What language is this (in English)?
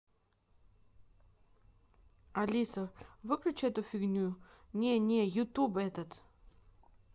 Russian